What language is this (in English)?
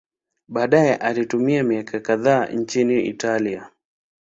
Swahili